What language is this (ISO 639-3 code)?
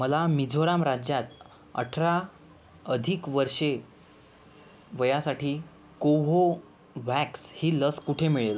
mar